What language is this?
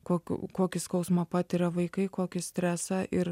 Lithuanian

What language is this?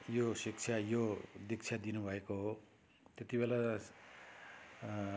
Nepali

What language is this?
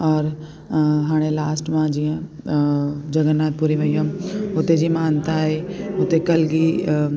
Sindhi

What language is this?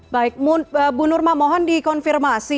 Indonesian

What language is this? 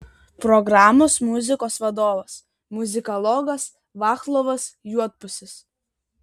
Lithuanian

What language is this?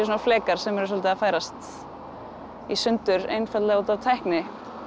Icelandic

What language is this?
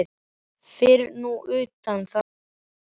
Icelandic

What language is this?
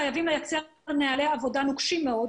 Hebrew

